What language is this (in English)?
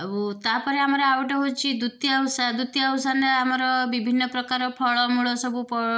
Odia